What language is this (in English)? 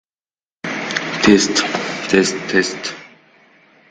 Uzbek